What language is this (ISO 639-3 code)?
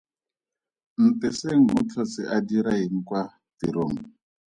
tsn